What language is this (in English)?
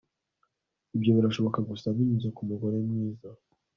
Kinyarwanda